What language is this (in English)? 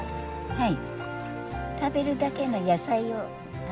Japanese